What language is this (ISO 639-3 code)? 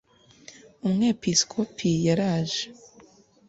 kin